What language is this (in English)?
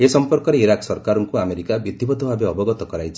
Odia